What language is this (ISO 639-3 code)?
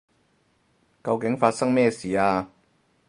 yue